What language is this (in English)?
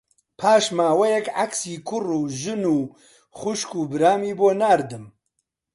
Central Kurdish